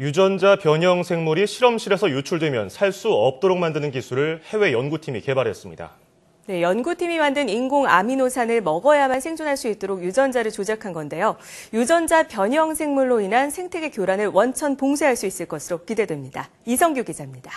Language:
Korean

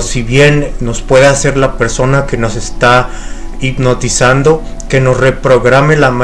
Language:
Spanish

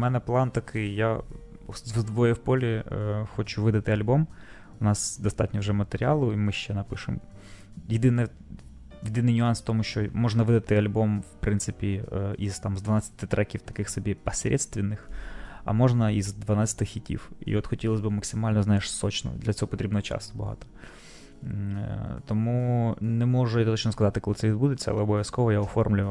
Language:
Ukrainian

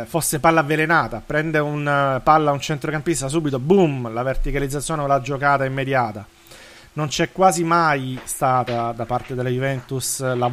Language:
Italian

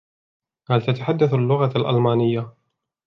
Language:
Arabic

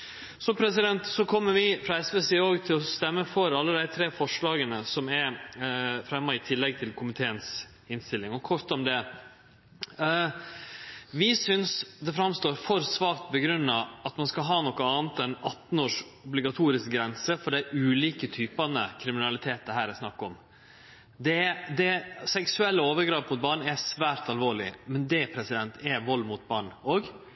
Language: Norwegian Nynorsk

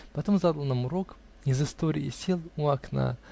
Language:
Russian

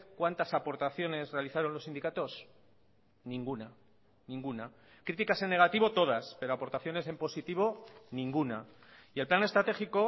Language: Spanish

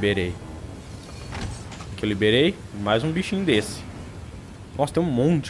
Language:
Portuguese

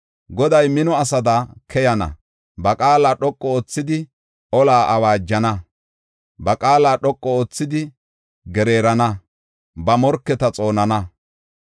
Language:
Gofa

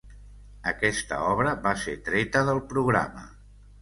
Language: Catalan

